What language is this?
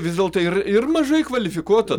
Lithuanian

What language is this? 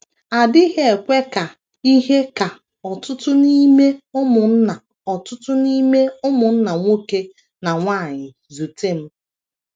Igbo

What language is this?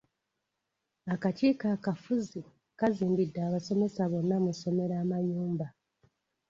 Ganda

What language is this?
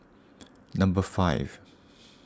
English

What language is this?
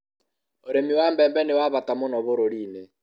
Kikuyu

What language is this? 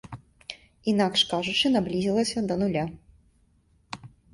Belarusian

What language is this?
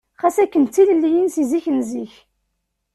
Kabyle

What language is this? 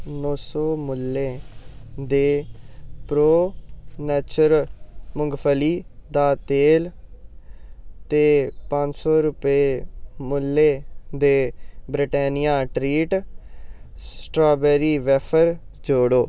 Dogri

